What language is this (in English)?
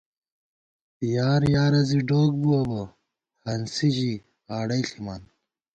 Gawar-Bati